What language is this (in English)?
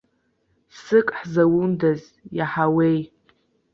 Abkhazian